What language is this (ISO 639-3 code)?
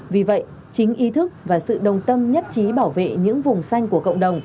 vie